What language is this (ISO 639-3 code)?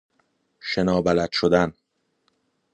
fas